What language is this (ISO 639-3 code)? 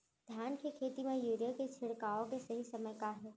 hne